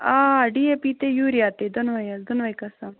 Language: Kashmiri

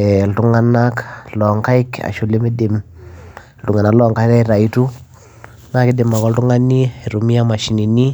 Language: Masai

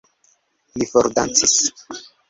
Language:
Esperanto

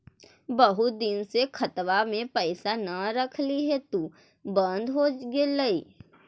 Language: Magahi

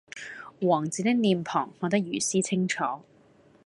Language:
Cantonese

